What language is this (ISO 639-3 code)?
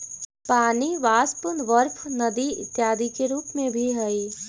mag